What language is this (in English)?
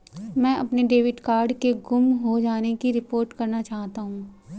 Hindi